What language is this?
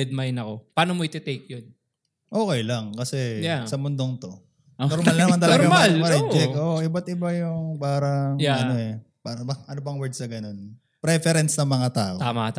Filipino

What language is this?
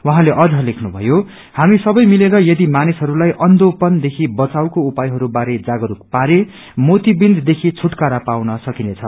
Nepali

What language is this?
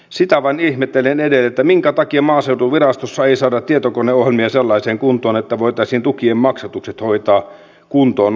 Finnish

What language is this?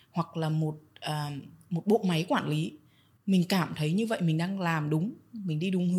Vietnamese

